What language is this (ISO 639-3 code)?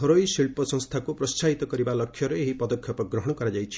ori